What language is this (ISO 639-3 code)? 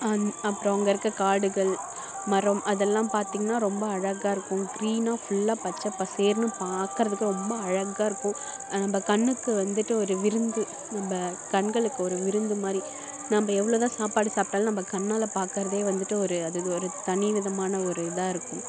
tam